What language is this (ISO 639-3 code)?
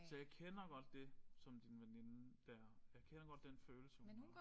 dan